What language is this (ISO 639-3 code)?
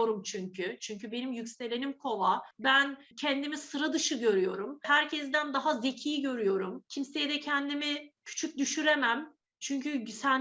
tur